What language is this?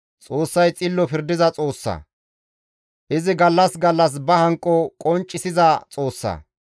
Gamo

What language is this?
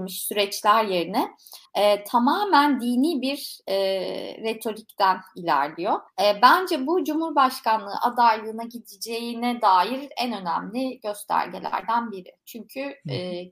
Turkish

